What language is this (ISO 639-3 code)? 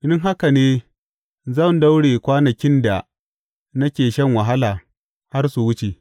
hau